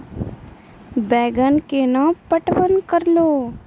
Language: Maithili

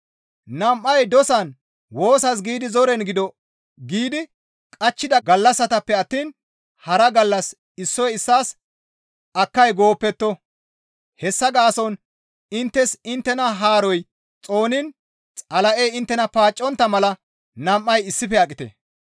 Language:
Gamo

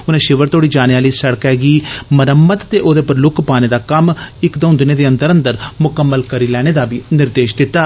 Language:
Dogri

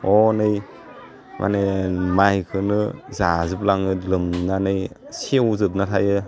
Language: Bodo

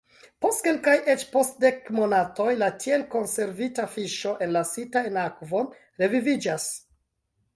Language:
Esperanto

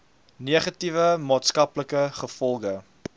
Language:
Afrikaans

